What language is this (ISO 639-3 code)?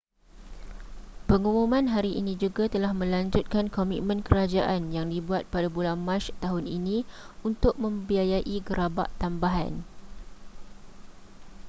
msa